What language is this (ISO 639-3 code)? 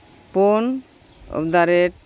sat